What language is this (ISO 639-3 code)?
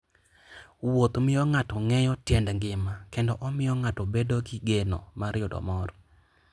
luo